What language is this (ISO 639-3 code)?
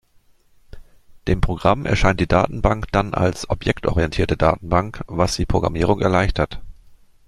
deu